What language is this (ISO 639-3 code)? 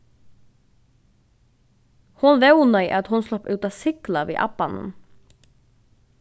fao